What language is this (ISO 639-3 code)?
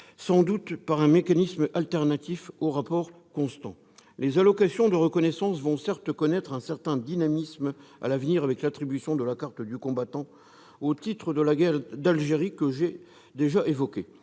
fra